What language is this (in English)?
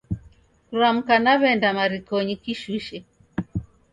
Taita